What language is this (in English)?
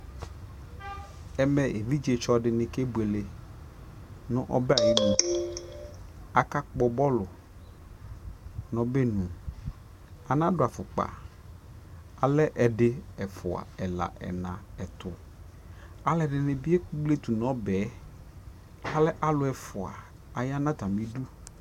Ikposo